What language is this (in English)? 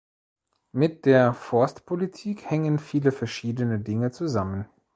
German